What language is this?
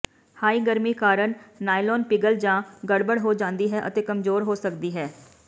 Punjabi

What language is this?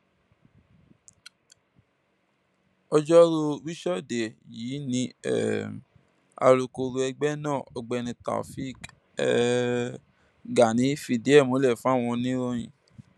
Yoruba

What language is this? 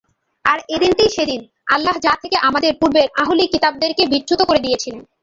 Bangla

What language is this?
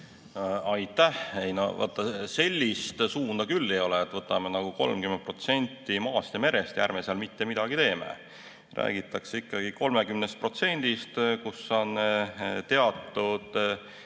Estonian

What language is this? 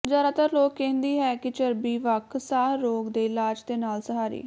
Punjabi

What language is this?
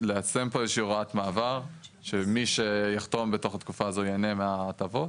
Hebrew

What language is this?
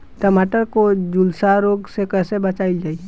Bhojpuri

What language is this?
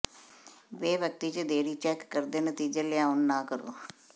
Punjabi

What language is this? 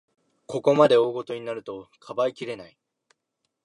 Japanese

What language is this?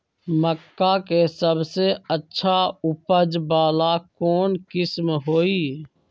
Magahi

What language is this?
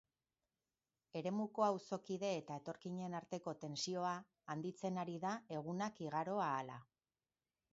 Basque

